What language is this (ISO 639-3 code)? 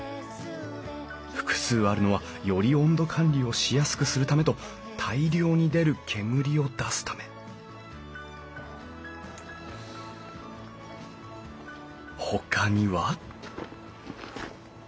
jpn